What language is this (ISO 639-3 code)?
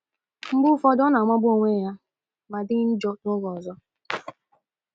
ibo